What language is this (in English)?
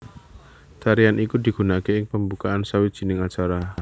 Javanese